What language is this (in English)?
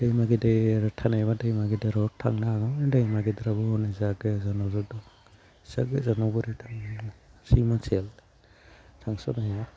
Bodo